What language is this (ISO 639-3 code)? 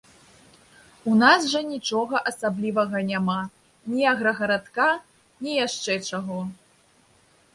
bel